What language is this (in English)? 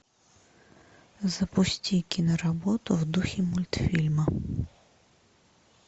Russian